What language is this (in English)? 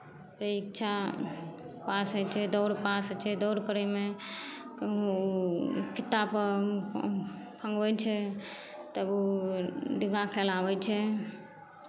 Maithili